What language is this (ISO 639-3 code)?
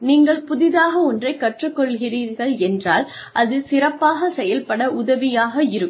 tam